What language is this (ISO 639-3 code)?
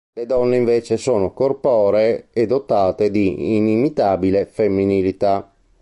ita